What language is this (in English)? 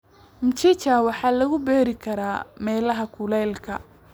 Somali